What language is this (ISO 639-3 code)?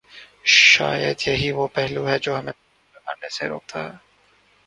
urd